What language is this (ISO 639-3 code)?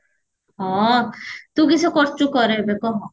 ori